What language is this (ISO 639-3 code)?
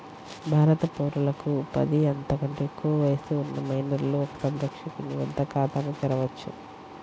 tel